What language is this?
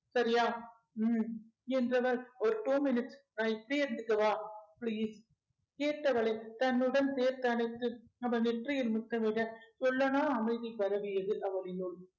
Tamil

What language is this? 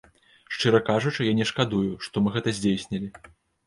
Belarusian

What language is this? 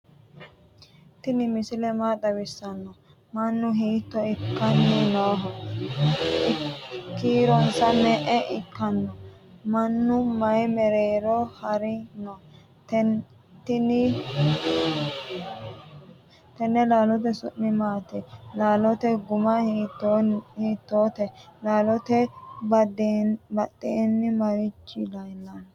Sidamo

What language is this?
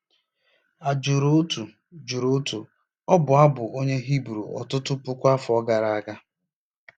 Igbo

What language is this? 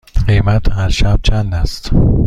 Persian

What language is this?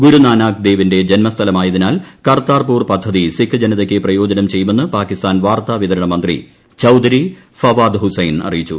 Malayalam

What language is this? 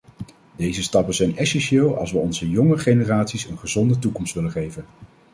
Dutch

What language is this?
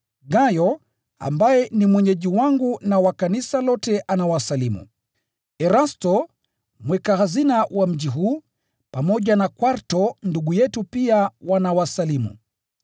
Swahili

